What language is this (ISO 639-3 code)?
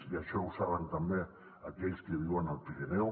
cat